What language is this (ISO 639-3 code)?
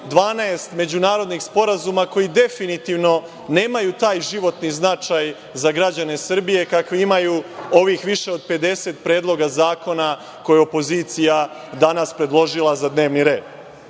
srp